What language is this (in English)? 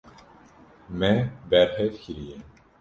Kurdish